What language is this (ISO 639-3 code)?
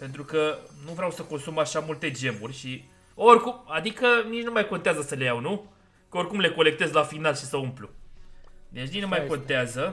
ron